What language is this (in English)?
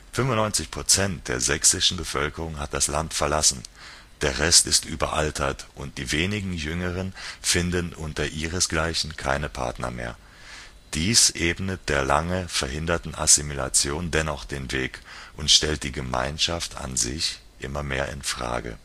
German